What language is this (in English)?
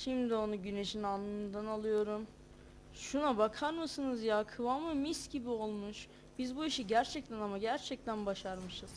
Turkish